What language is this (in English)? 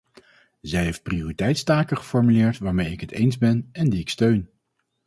Dutch